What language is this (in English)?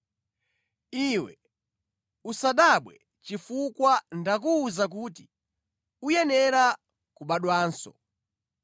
Nyanja